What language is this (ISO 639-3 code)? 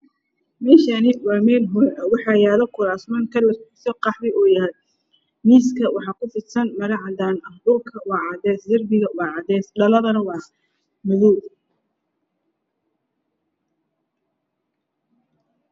som